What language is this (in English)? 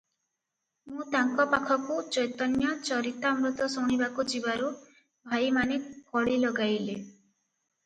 Odia